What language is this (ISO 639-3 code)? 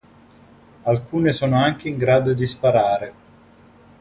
ita